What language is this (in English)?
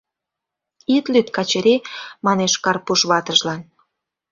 Mari